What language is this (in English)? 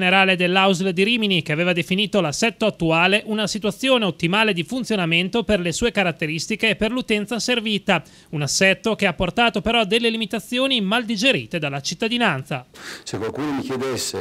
Italian